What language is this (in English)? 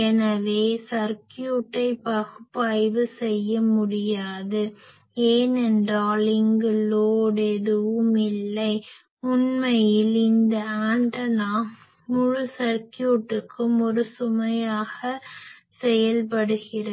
Tamil